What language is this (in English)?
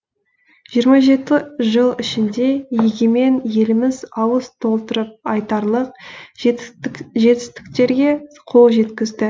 Kazakh